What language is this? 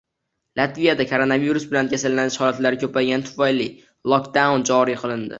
Uzbek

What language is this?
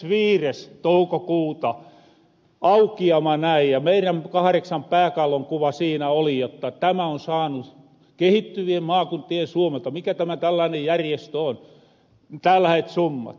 Finnish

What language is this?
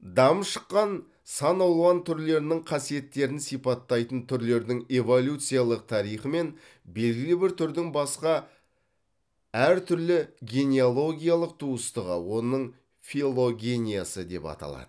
Kazakh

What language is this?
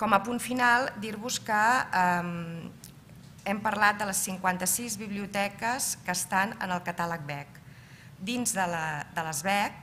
Spanish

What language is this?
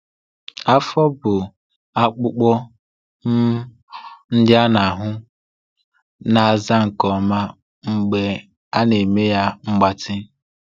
Igbo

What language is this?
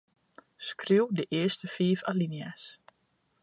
Western Frisian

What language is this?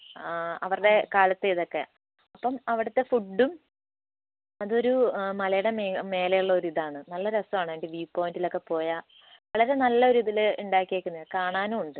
Malayalam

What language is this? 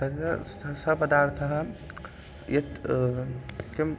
Sanskrit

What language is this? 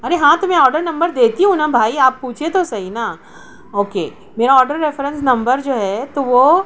Urdu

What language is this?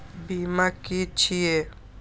Maithili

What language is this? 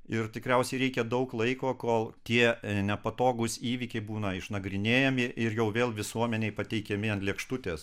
Lithuanian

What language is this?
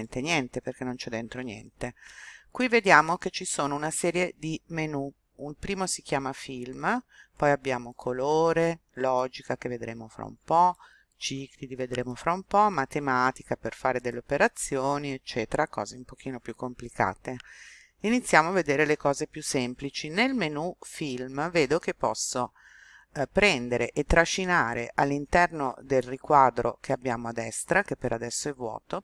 Italian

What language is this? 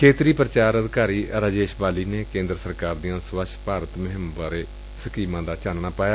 Punjabi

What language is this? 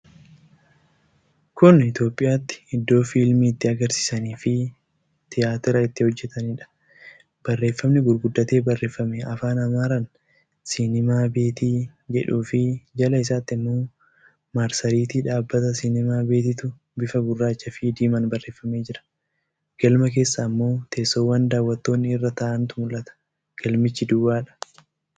Oromo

